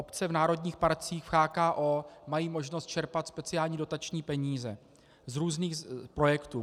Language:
Czech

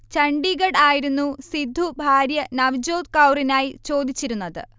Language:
Malayalam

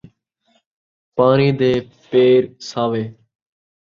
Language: Saraiki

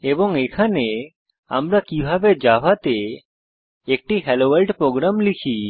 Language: Bangla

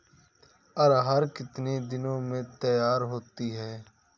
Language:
Hindi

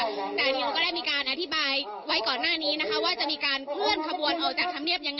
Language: Thai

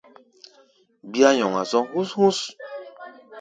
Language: Gbaya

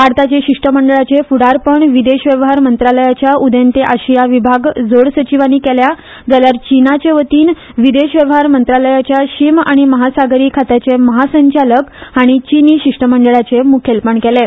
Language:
Konkani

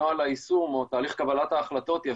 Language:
Hebrew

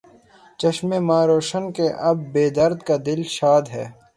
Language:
Urdu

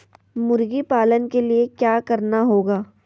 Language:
Magahi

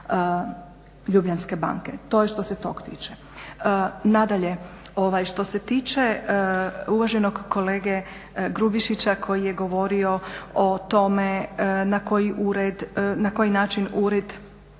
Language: Croatian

